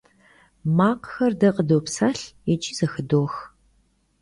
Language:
Kabardian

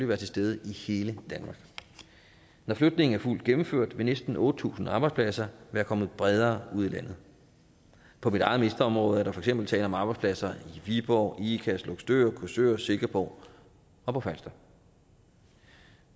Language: Danish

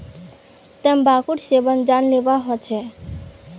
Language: Magahi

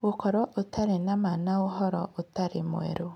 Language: Kikuyu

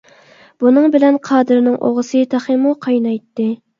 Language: Uyghur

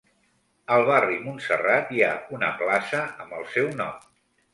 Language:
Catalan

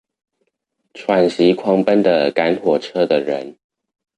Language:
Chinese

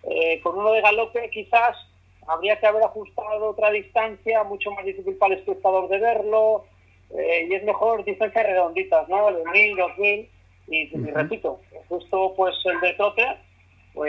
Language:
Spanish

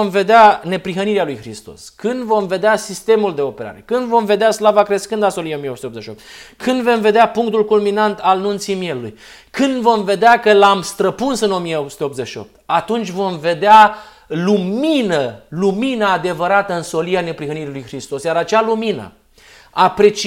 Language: Romanian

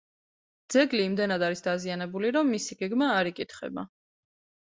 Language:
Georgian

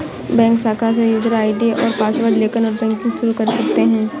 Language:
Hindi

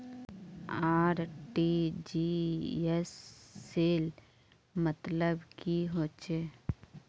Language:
Magahi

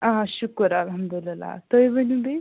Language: Kashmiri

